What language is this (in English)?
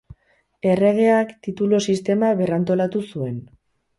Basque